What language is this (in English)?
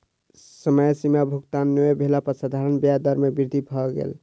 Maithili